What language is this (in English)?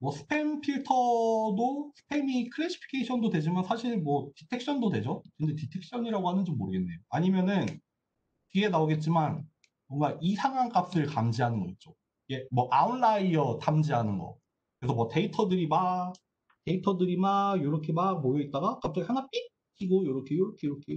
Korean